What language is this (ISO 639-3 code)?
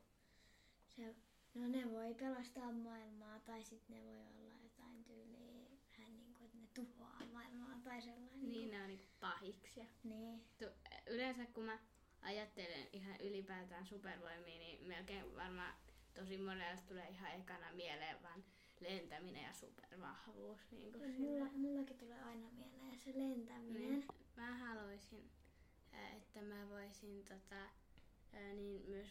fin